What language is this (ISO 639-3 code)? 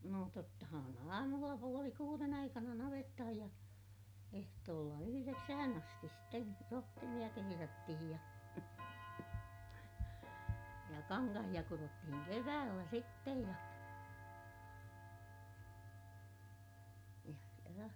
fin